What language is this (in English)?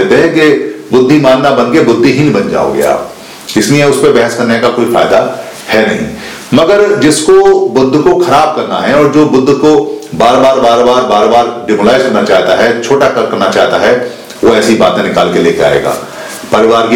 Hindi